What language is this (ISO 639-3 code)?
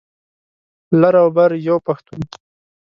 pus